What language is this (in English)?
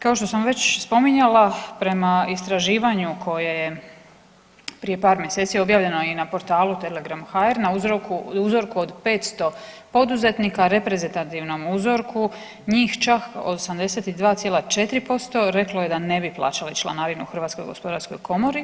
Croatian